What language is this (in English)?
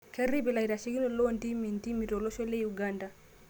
Masai